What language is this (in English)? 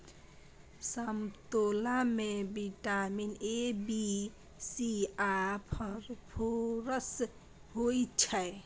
Maithili